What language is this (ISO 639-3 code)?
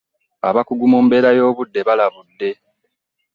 lug